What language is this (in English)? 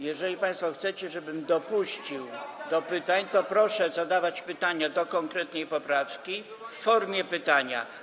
Polish